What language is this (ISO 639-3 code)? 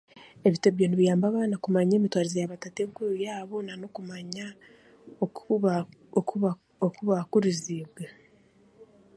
cgg